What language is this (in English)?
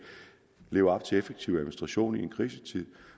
Danish